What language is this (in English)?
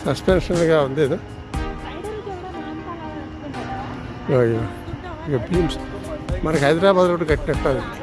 Telugu